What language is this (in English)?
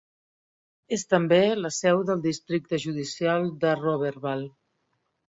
Catalan